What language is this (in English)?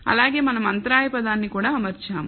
Telugu